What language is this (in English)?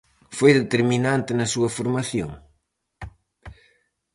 Galician